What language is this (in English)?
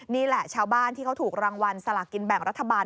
Thai